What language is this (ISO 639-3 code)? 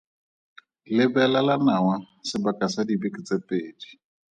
tsn